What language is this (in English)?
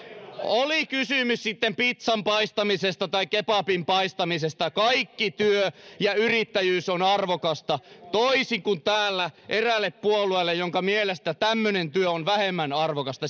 Finnish